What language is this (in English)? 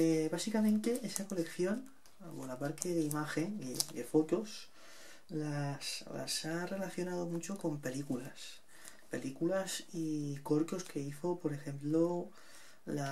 Spanish